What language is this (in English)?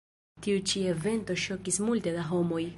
Esperanto